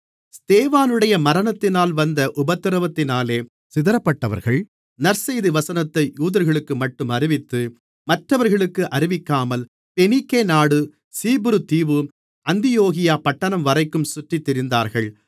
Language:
Tamil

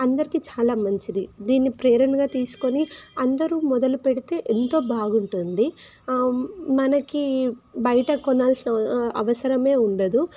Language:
Telugu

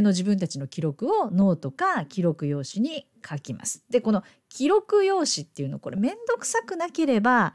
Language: Japanese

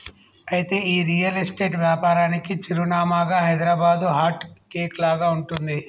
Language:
Telugu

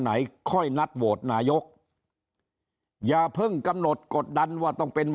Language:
Thai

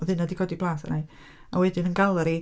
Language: Welsh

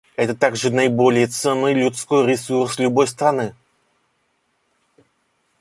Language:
Russian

